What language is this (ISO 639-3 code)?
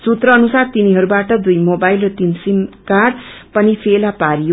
nep